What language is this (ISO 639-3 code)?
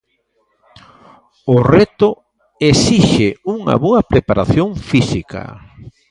glg